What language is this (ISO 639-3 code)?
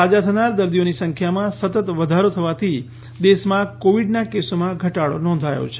guj